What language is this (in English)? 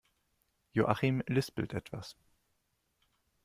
German